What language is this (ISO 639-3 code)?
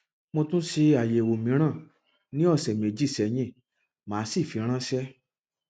yor